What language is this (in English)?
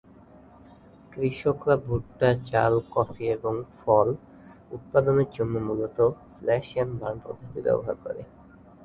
Bangla